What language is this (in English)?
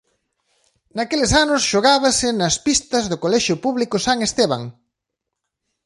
Galician